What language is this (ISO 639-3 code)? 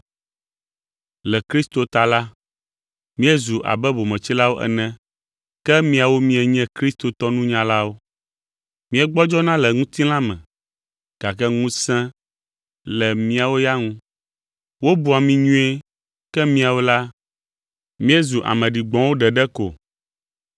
ewe